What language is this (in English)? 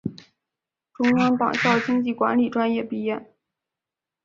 Chinese